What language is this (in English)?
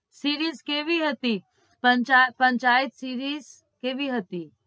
Gujarati